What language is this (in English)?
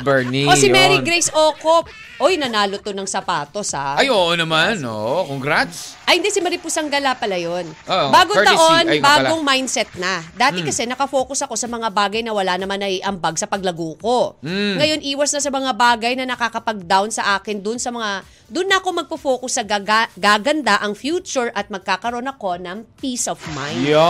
Filipino